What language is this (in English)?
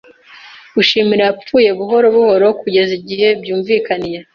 Kinyarwanda